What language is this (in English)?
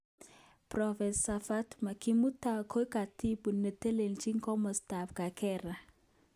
Kalenjin